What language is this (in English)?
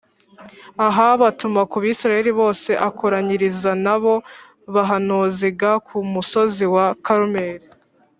Kinyarwanda